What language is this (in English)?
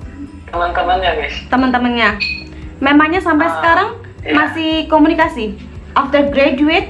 Indonesian